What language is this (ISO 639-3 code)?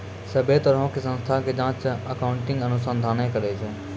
mai